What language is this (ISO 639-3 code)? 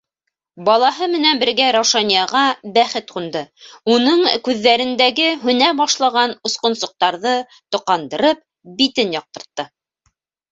bak